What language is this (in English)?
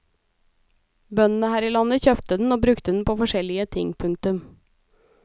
Norwegian